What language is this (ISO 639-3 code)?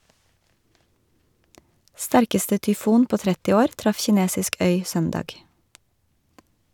nor